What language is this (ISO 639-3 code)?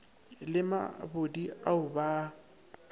nso